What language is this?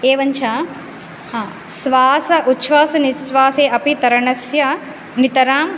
Sanskrit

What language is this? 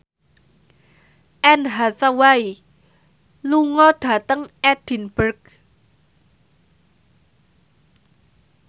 Javanese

